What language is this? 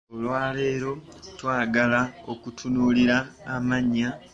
Ganda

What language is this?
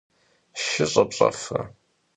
Kabardian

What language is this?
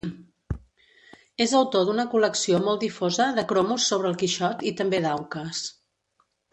Catalan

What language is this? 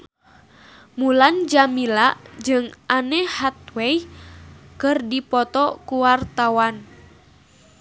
Sundanese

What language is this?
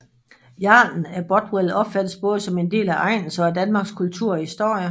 Danish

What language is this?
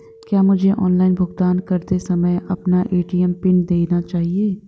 Hindi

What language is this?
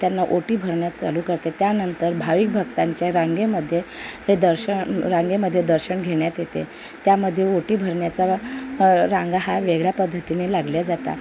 Marathi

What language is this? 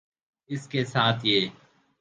Urdu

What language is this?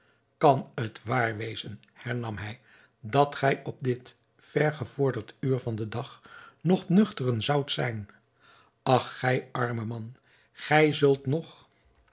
Dutch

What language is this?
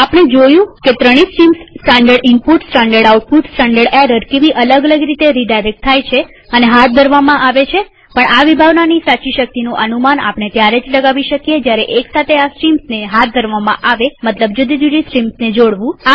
Gujarati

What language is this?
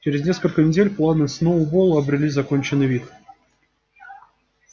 Russian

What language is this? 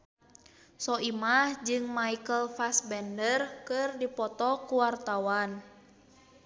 Sundanese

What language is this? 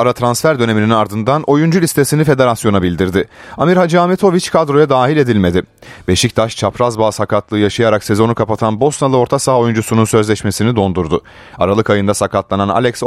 Turkish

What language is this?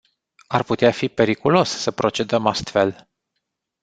Romanian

